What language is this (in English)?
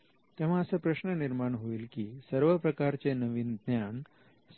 Marathi